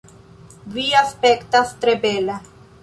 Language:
Esperanto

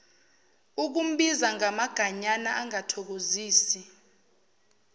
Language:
Zulu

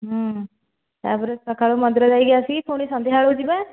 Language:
Odia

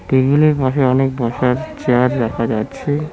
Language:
Bangla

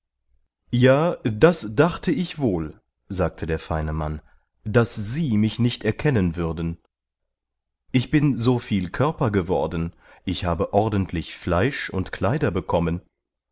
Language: German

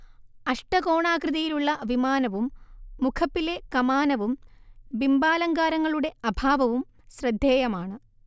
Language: Malayalam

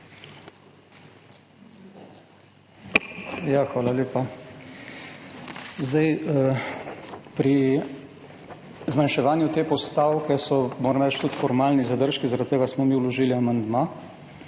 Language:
Slovenian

